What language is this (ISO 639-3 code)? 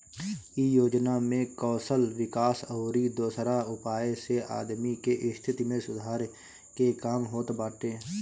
bho